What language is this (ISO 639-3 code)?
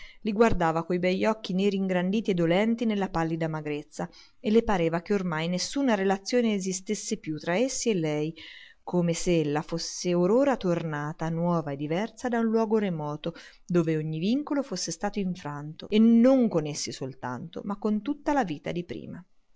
ita